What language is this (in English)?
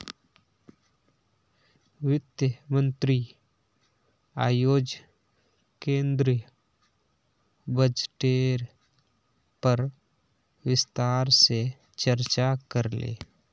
Magahi